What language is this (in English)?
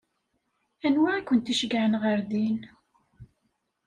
Kabyle